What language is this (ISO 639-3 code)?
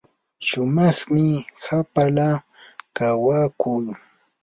qur